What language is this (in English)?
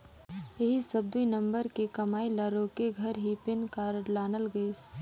Chhattisgarhi